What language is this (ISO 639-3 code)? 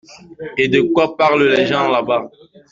fra